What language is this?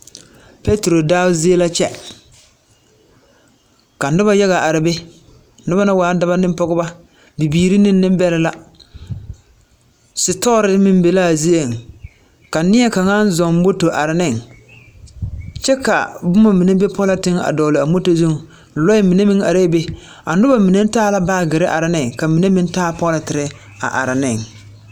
Southern Dagaare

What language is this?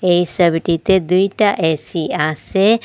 Bangla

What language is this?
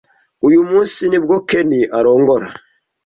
Kinyarwanda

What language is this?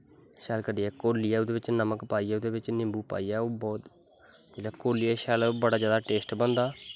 Dogri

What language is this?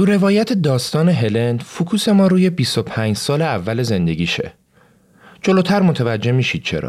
Persian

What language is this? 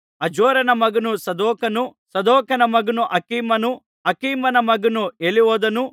Kannada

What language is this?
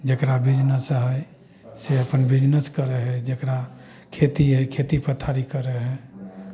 Maithili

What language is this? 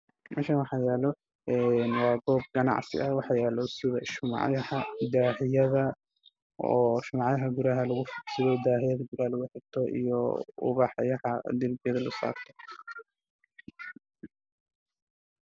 Somali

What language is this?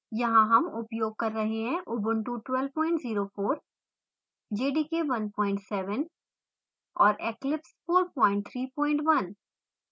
Hindi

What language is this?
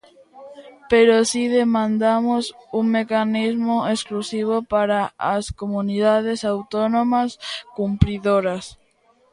Galician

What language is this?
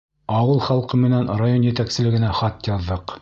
Bashkir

